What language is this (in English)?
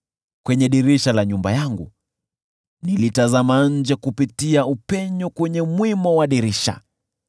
Swahili